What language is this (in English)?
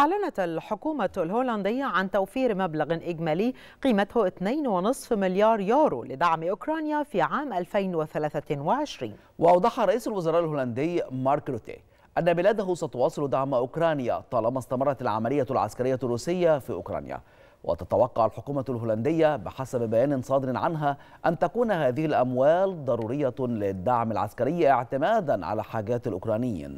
Arabic